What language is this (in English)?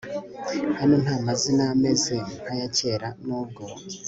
Kinyarwanda